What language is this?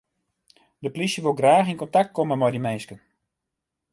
Western Frisian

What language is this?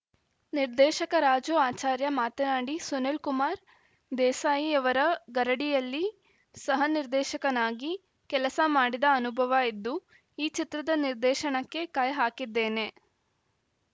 Kannada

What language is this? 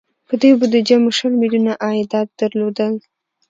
Pashto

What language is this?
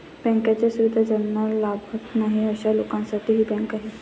Marathi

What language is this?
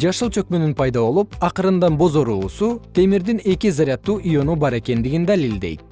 Kyrgyz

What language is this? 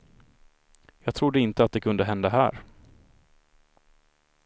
Swedish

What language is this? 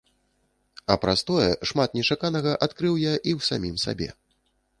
Belarusian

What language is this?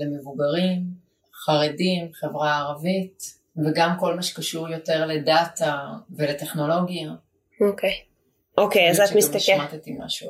Hebrew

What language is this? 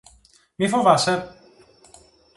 Greek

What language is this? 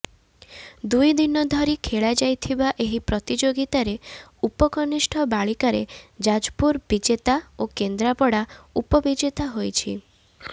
Odia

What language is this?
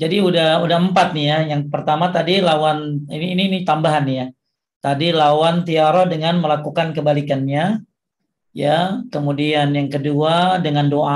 Indonesian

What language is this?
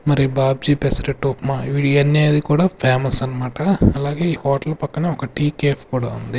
Telugu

